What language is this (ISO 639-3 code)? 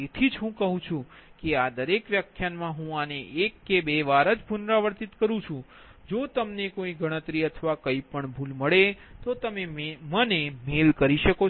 guj